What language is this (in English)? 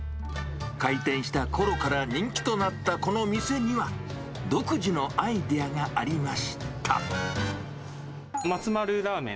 Japanese